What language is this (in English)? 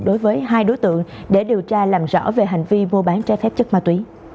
Vietnamese